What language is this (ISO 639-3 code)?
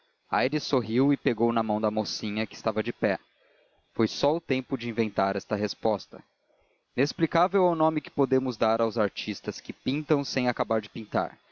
por